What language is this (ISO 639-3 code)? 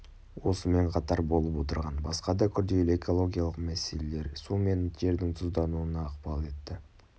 kaz